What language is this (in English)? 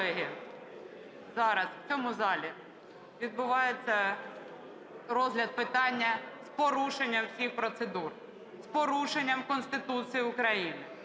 Ukrainian